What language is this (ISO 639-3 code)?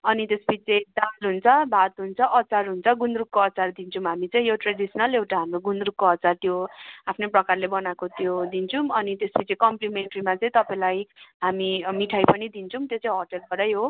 nep